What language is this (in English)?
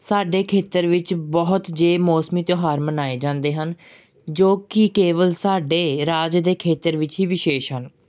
Punjabi